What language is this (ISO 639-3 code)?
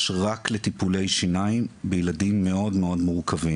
heb